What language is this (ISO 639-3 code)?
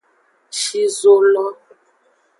ajg